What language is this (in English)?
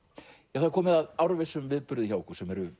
Icelandic